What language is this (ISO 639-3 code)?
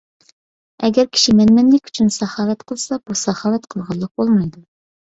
uig